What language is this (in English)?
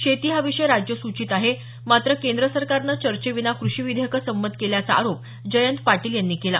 Marathi